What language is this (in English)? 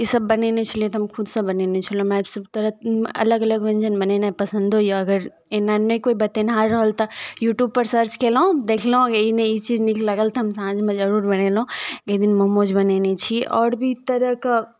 Maithili